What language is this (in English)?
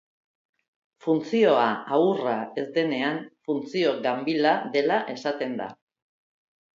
Basque